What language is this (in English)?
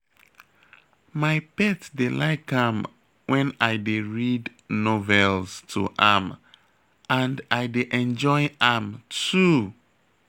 Nigerian Pidgin